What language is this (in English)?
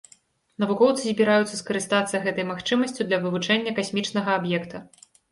Belarusian